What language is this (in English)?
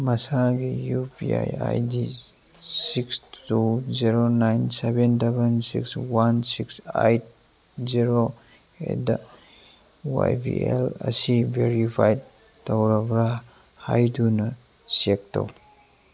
Manipuri